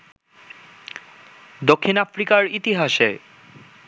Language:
Bangla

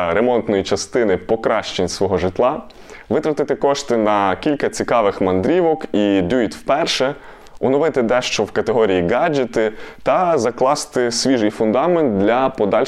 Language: Ukrainian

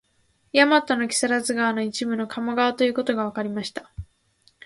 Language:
Japanese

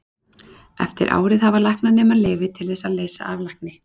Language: Icelandic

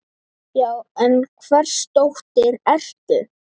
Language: Icelandic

